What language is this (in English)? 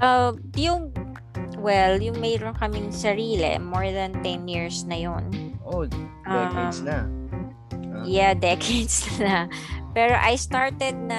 Filipino